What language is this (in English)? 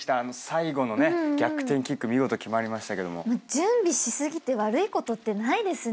Japanese